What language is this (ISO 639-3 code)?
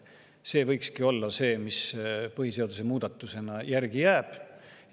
est